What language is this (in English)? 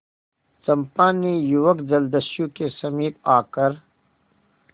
Hindi